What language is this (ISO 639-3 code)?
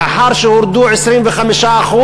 heb